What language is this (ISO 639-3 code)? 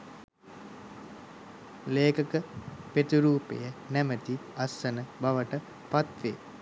sin